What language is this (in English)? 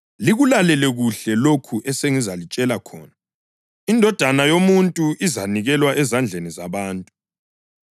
North Ndebele